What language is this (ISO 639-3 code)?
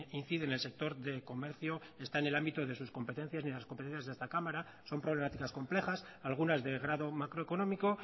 spa